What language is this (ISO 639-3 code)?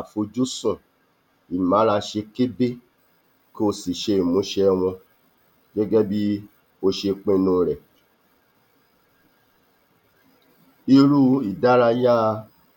yor